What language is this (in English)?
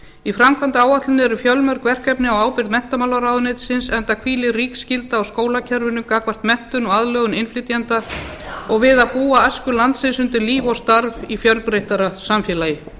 Icelandic